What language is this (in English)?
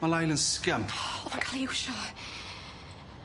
Welsh